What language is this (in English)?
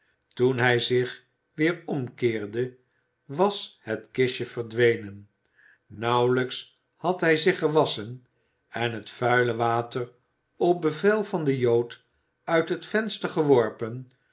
Dutch